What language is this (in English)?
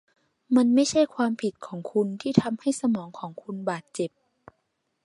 Thai